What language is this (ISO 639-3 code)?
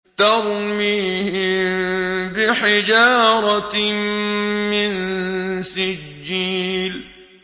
ara